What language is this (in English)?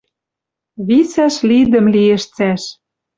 Western Mari